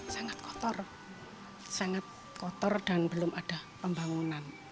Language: Indonesian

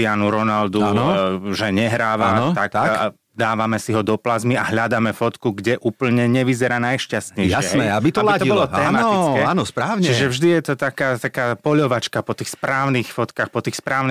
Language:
Slovak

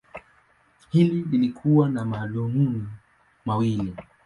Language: Swahili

